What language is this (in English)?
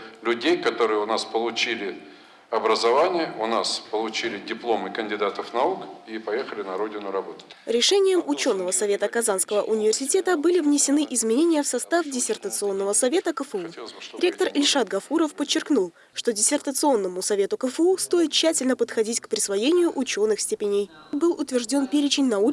Russian